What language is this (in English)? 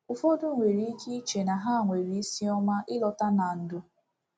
Igbo